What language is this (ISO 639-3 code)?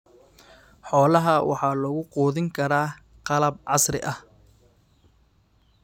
som